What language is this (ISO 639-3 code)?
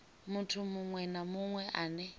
ven